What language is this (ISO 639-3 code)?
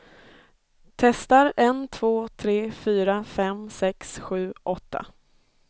swe